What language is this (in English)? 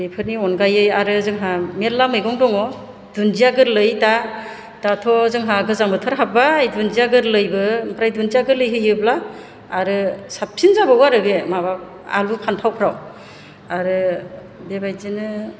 Bodo